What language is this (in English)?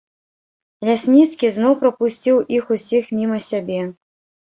Belarusian